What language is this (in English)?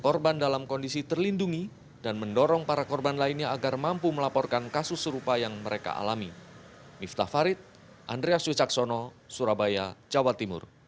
Indonesian